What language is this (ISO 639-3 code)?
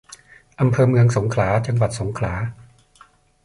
tha